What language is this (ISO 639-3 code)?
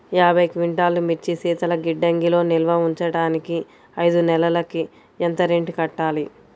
tel